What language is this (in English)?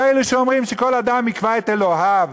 Hebrew